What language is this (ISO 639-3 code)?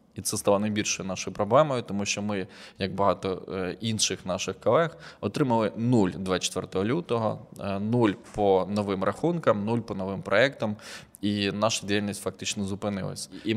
ukr